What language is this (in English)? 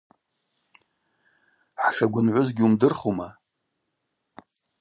Abaza